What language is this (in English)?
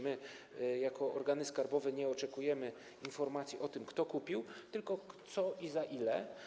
Polish